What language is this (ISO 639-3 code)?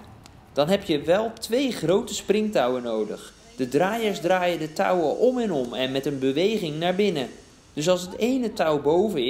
nld